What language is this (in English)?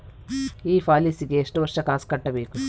Kannada